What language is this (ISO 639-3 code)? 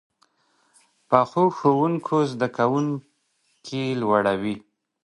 pus